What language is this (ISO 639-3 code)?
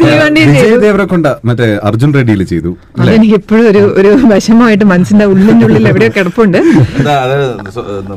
mal